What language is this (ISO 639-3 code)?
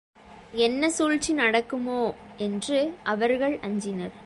tam